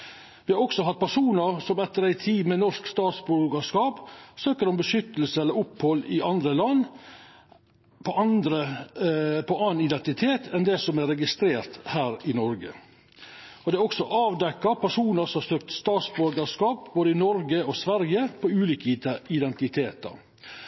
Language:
Norwegian Nynorsk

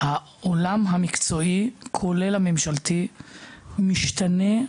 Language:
Hebrew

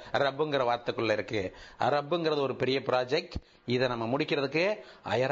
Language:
Tamil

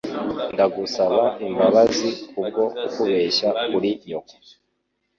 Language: Kinyarwanda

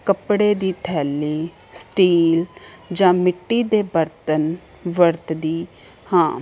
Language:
Punjabi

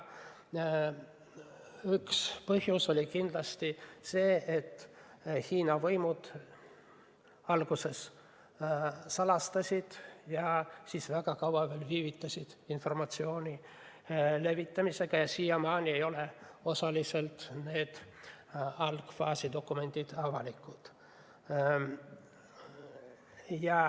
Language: Estonian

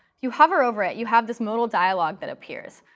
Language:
English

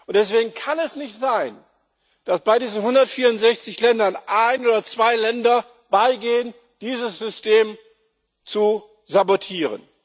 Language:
German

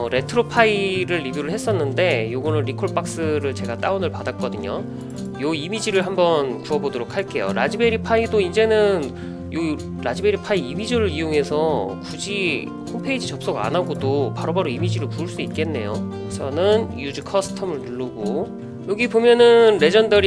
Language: Korean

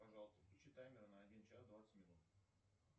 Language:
Russian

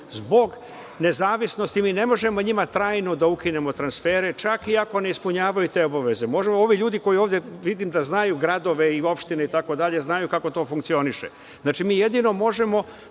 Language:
Serbian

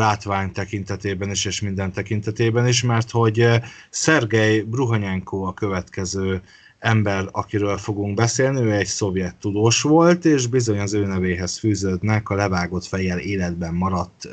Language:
Hungarian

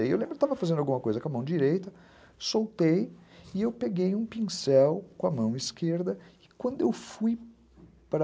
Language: Portuguese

